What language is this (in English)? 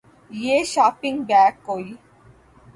Urdu